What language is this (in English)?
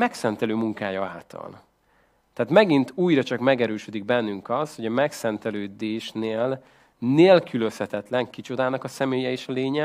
Hungarian